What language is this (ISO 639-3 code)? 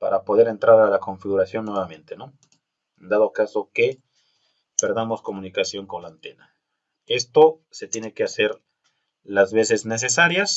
spa